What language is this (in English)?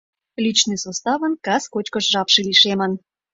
Mari